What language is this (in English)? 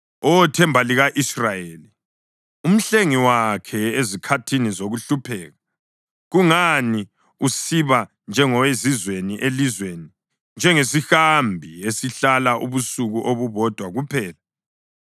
North Ndebele